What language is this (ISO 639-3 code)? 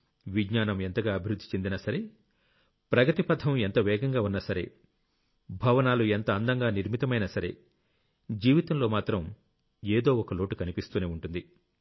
tel